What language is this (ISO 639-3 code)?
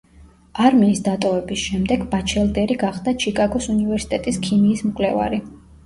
kat